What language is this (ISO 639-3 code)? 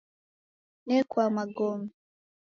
dav